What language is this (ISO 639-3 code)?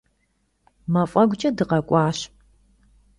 kbd